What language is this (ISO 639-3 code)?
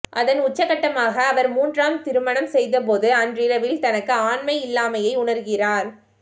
tam